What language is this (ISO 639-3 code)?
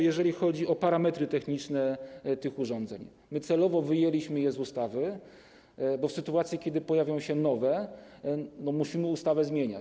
pol